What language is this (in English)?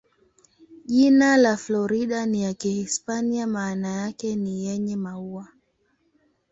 Swahili